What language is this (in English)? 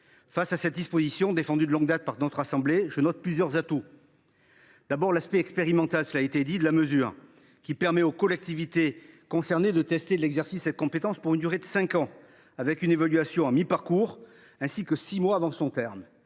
French